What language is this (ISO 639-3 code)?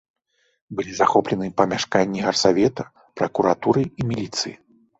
bel